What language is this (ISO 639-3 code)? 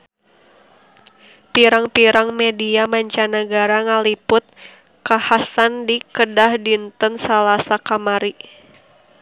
sun